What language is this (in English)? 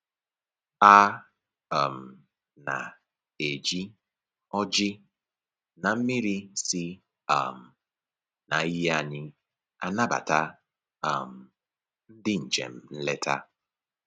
Igbo